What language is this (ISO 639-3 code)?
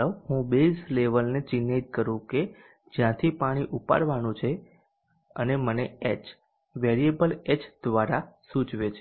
guj